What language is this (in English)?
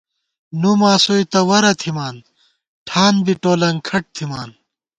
Gawar-Bati